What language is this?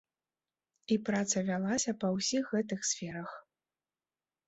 Belarusian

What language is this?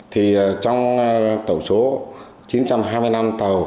Vietnamese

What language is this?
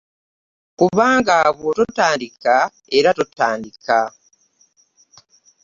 Ganda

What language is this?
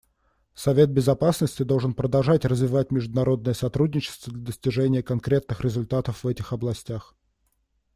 Russian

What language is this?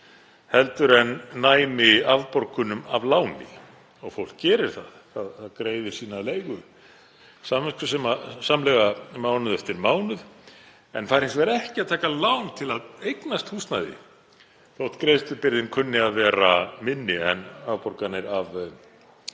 Icelandic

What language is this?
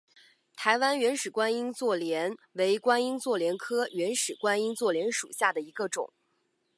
Chinese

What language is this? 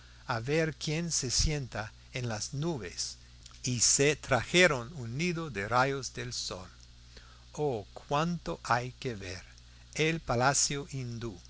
Spanish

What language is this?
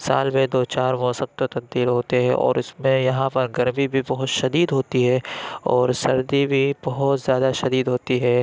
Urdu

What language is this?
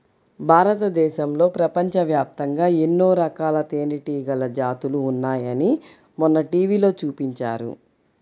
Telugu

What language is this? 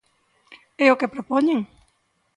Galician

